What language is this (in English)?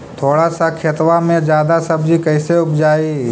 Magahi